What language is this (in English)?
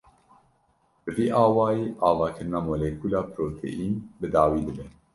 Kurdish